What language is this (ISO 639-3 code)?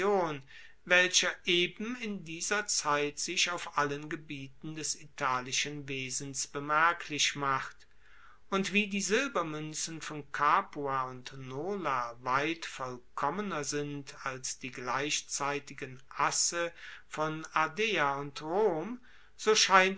deu